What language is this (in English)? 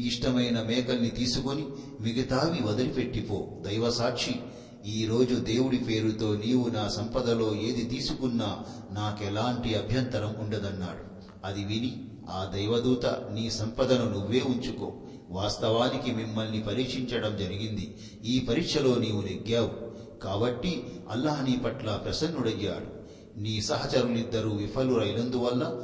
Telugu